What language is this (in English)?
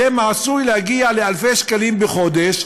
Hebrew